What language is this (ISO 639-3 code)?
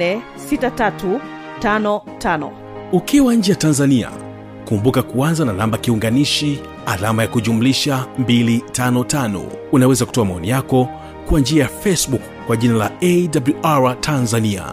swa